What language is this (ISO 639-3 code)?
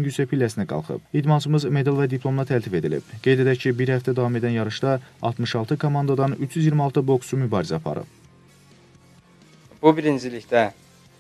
tur